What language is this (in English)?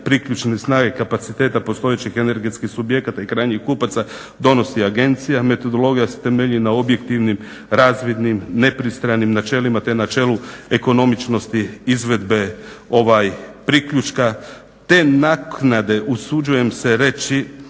Croatian